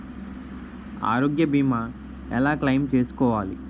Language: Telugu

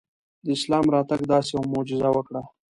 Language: Pashto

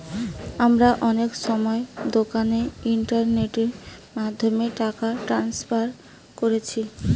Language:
Bangla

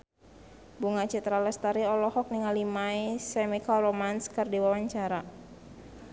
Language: Sundanese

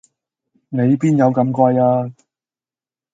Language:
Cantonese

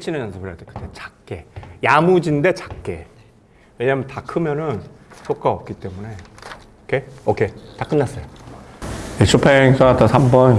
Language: Korean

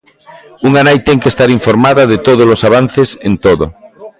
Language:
Galician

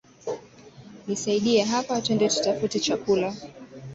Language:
Swahili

